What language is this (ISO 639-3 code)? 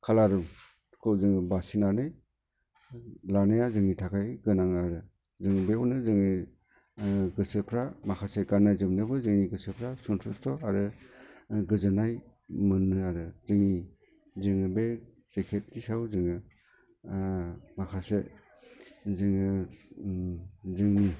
brx